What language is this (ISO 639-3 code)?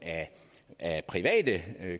dan